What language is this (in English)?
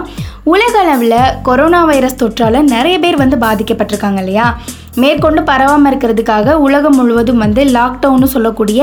Tamil